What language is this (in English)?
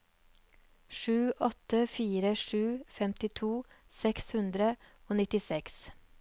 Norwegian